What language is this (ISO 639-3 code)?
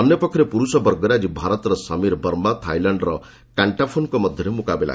ori